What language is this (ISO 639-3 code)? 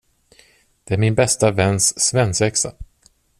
swe